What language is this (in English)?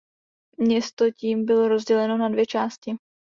Czech